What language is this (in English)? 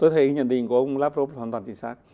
Vietnamese